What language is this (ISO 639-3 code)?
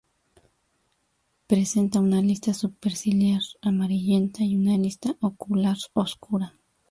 spa